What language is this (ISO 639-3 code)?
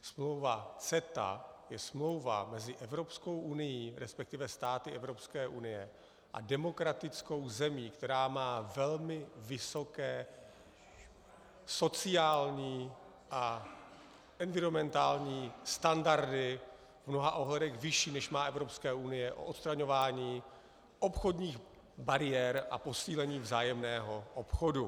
ces